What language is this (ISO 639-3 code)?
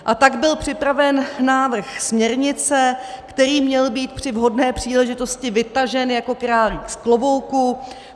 ces